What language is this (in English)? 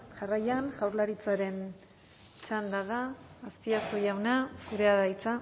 Basque